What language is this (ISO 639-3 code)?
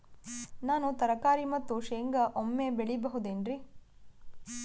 kan